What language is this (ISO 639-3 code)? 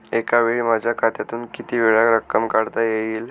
mar